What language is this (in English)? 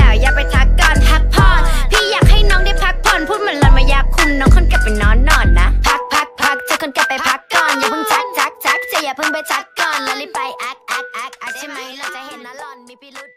Thai